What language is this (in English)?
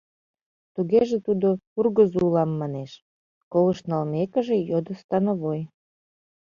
Mari